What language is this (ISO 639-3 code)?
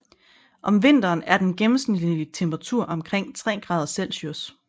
dan